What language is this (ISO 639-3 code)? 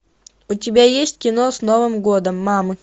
rus